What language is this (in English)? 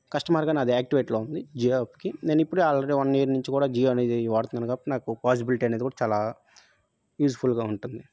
Telugu